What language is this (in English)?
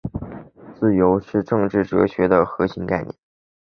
Chinese